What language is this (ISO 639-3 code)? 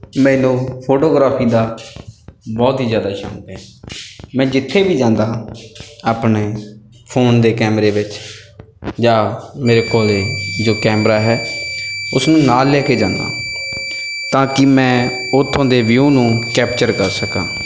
pan